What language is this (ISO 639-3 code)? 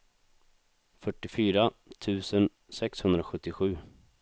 swe